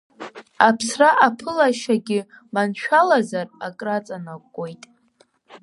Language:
Abkhazian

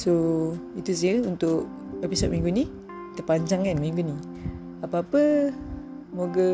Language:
Malay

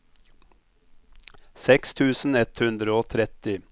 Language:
Norwegian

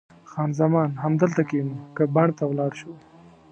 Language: Pashto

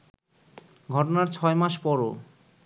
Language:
Bangla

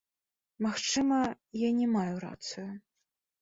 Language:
Belarusian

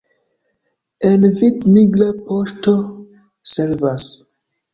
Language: Esperanto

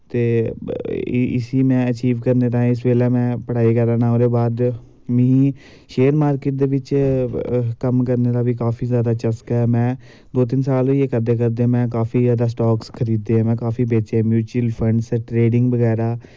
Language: Dogri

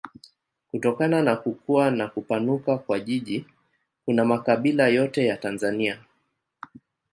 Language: Swahili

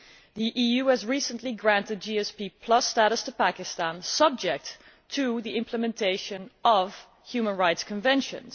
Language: English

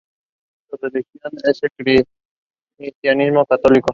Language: Spanish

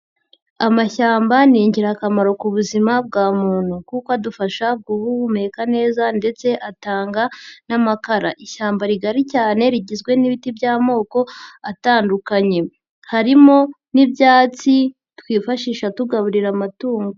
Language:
Kinyarwanda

